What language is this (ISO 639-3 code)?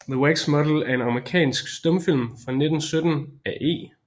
dan